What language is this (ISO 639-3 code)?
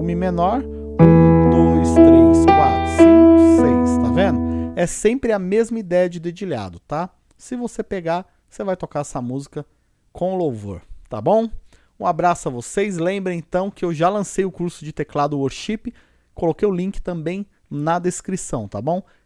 por